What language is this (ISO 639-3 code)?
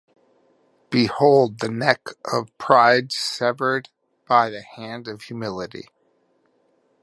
eng